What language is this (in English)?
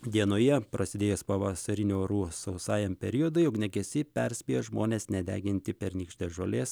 Lithuanian